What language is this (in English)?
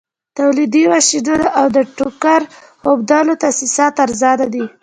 Pashto